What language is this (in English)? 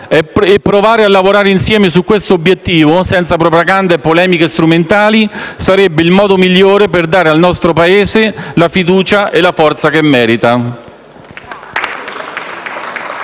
Italian